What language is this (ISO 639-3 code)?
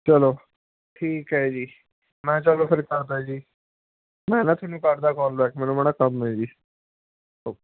pan